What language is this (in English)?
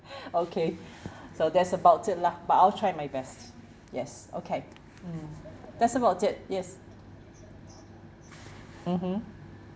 English